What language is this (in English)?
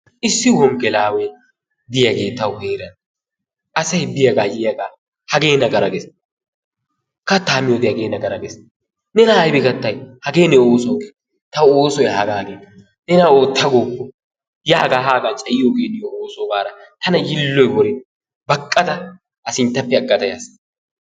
Wolaytta